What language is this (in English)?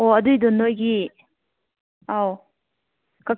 Manipuri